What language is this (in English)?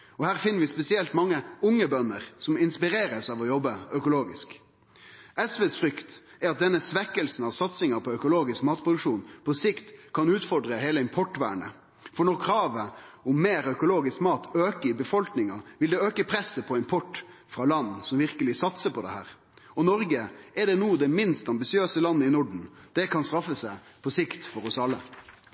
Norwegian Nynorsk